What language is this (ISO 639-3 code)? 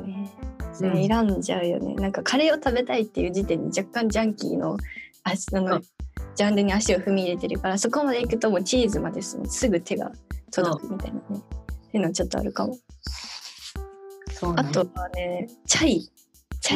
jpn